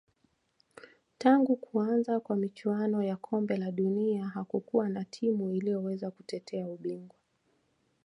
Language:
Swahili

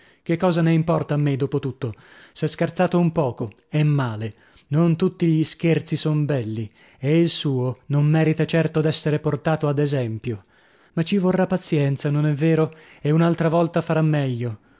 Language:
Italian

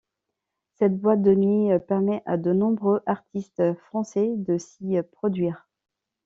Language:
French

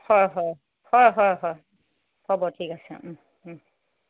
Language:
Assamese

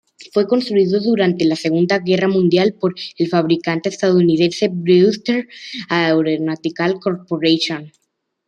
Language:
Spanish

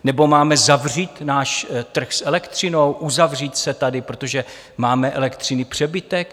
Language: Czech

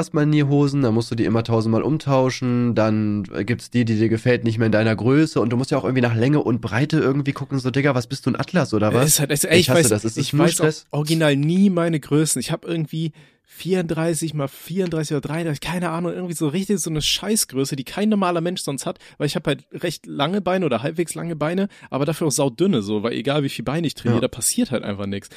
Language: German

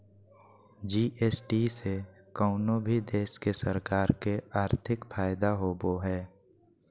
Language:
Magahi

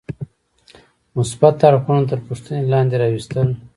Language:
Pashto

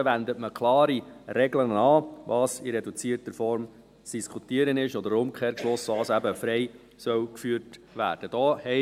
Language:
Swiss German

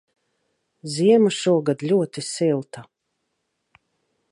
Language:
Latvian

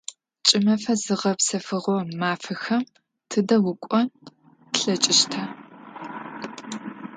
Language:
Adyghe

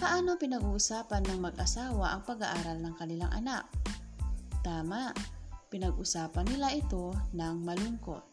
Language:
Filipino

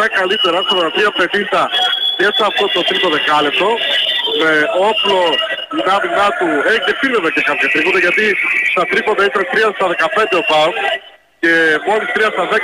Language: Greek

